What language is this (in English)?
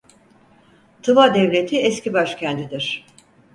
Turkish